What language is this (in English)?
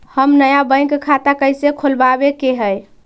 Magahi